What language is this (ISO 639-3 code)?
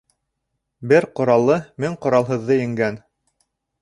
bak